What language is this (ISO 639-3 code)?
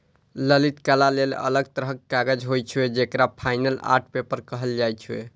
mai